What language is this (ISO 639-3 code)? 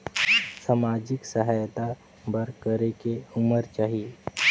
hne